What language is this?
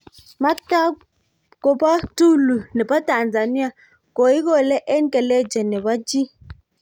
Kalenjin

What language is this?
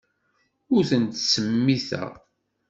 Kabyle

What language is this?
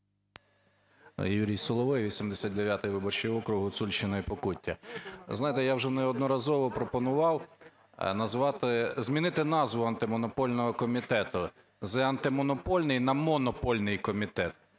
Ukrainian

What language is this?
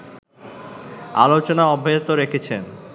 Bangla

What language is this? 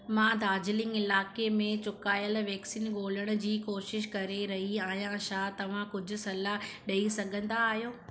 Sindhi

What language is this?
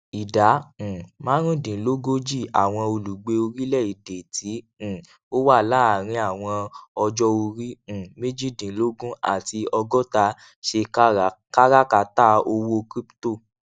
Yoruba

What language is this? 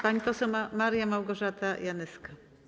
Polish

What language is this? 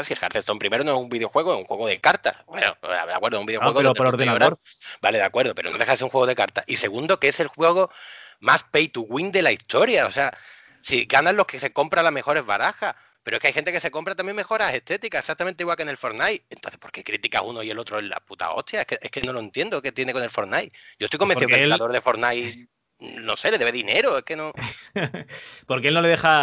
Spanish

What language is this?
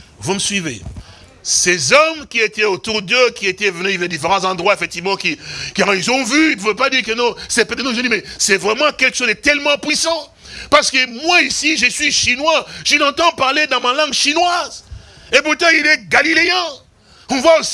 French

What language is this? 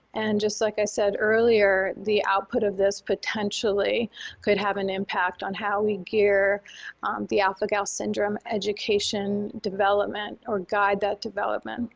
English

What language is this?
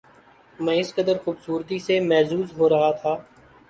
Urdu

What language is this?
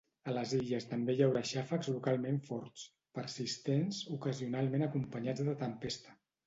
Catalan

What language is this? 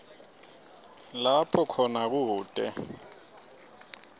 Swati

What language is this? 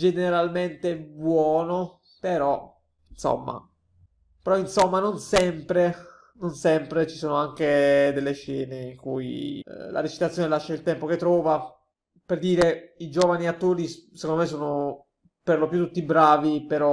Italian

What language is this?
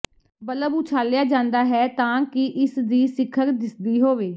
Punjabi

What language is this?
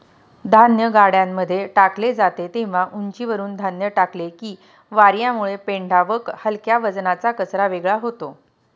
Marathi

